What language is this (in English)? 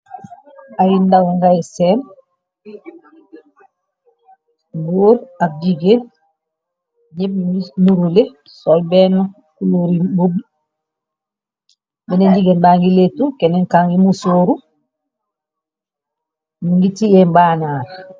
Wolof